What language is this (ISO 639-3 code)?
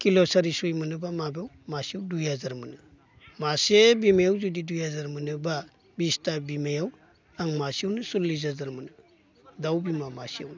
brx